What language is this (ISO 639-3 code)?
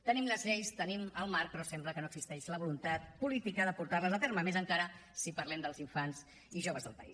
cat